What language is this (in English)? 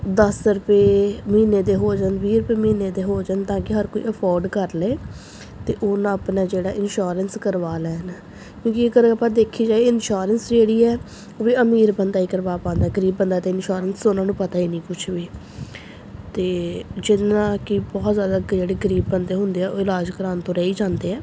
Punjabi